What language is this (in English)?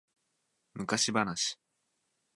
Japanese